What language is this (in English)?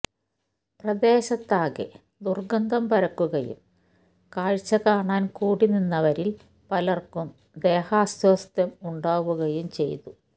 Malayalam